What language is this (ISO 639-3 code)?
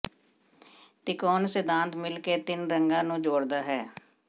pan